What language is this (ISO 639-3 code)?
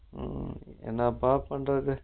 tam